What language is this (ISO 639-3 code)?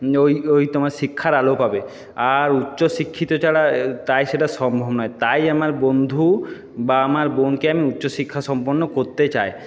ben